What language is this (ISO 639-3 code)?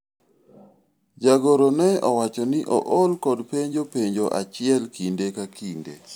luo